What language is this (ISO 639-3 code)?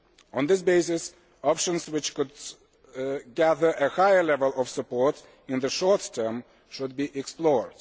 eng